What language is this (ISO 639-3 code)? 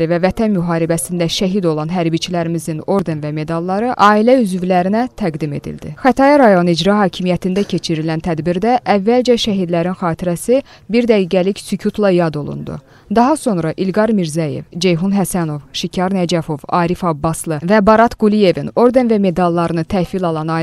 tur